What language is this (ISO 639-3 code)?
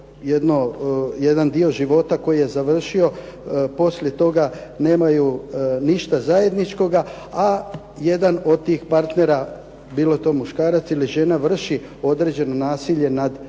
hrv